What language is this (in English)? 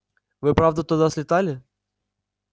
Russian